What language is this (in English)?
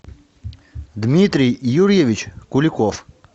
Russian